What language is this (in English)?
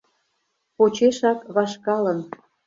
Mari